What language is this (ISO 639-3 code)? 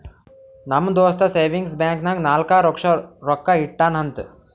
kan